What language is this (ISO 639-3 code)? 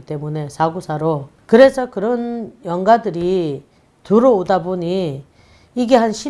kor